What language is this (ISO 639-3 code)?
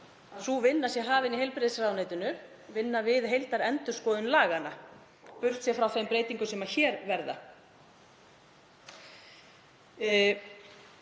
isl